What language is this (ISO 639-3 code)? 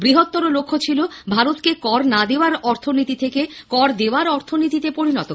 ben